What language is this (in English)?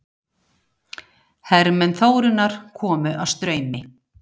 Icelandic